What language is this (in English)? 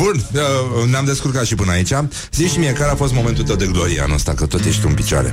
Romanian